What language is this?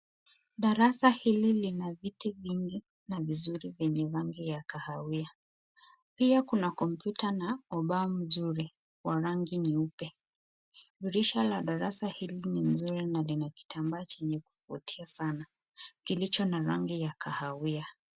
Swahili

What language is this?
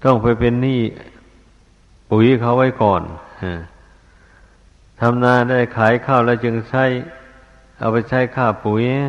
Thai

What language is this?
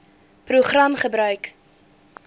Afrikaans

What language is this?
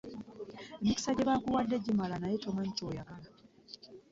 Ganda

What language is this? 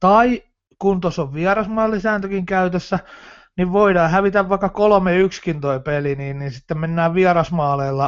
Finnish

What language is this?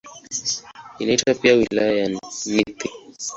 Swahili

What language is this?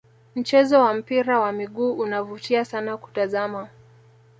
Swahili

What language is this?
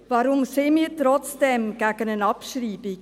Swiss German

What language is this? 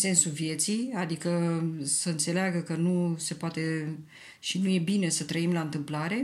Romanian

